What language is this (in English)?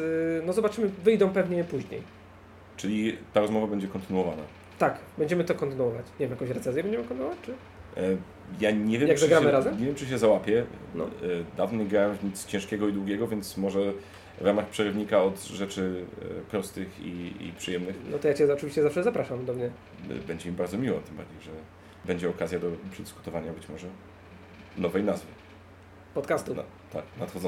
Polish